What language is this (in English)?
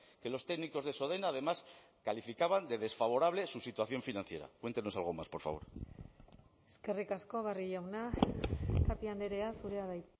Spanish